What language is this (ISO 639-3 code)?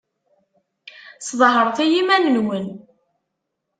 kab